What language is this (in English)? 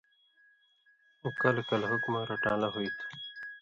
Indus Kohistani